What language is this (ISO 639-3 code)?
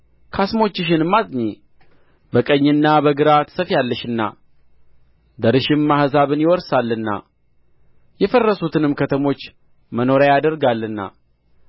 amh